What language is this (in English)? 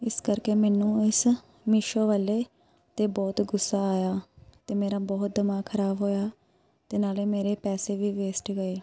Punjabi